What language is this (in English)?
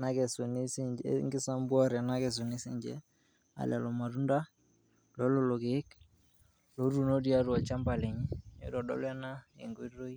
Masai